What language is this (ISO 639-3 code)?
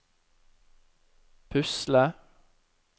nor